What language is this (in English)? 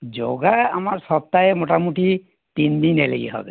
Bangla